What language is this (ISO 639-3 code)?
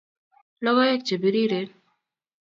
kln